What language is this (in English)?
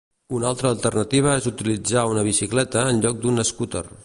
Catalan